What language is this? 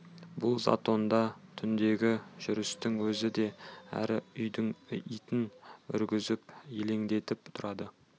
Kazakh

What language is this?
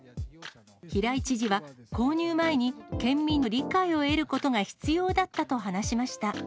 Japanese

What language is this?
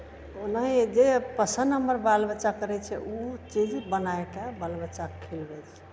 Maithili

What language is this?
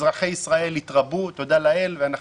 Hebrew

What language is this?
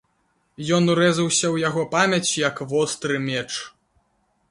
Belarusian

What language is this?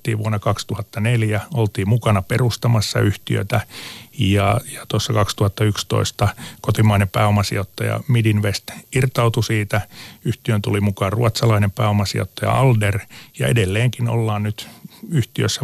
Finnish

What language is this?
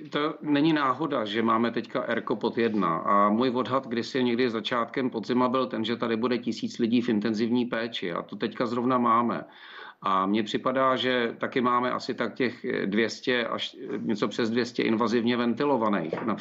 Czech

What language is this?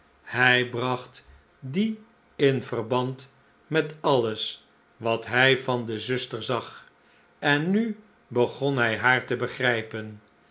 Dutch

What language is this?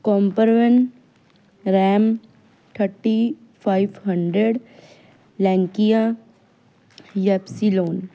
Punjabi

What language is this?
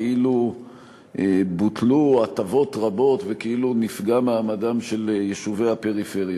Hebrew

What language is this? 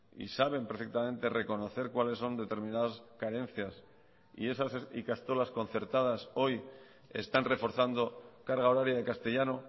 Spanish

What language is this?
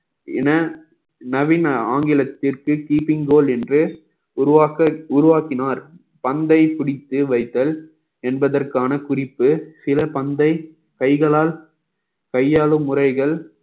Tamil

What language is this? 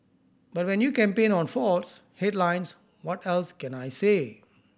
English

